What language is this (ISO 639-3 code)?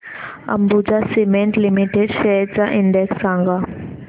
mar